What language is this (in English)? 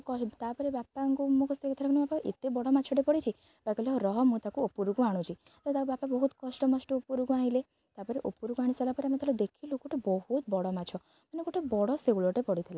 Odia